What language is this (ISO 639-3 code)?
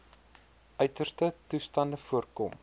afr